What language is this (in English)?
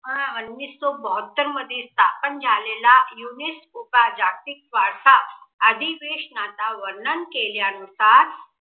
Marathi